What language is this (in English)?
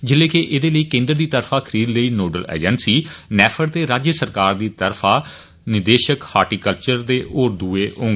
Dogri